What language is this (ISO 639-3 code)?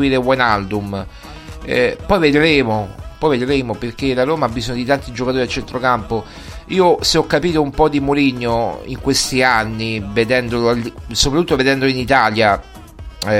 ita